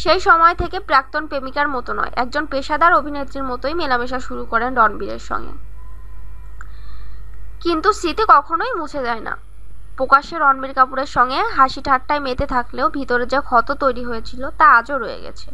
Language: Bangla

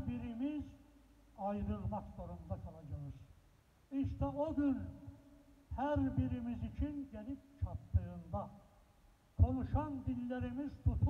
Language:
Turkish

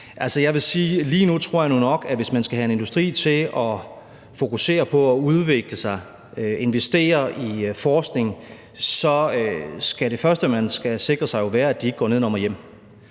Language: Danish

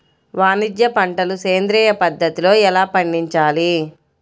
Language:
Telugu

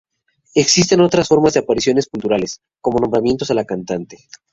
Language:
Spanish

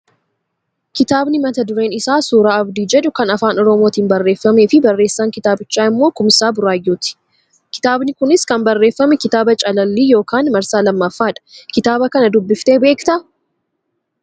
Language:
Oromo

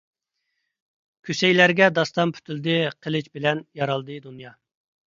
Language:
Uyghur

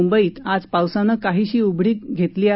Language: Marathi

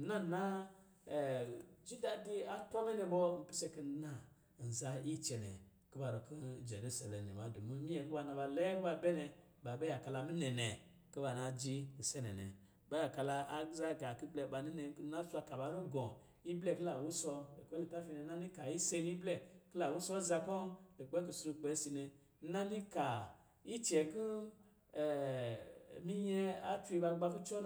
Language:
Lijili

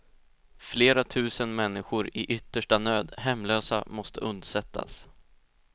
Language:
Swedish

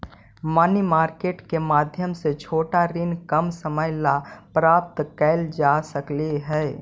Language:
Magahi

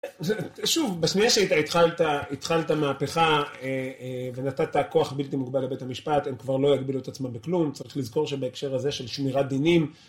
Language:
Hebrew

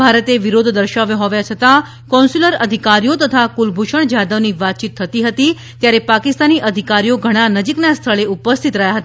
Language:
Gujarati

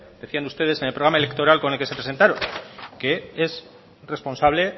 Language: Spanish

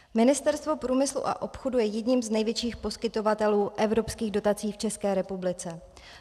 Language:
Czech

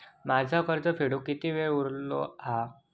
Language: Marathi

